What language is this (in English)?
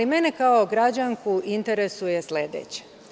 Serbian